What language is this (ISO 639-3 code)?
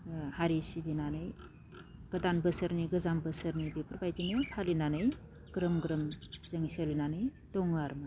brx